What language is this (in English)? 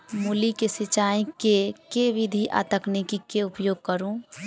Maithili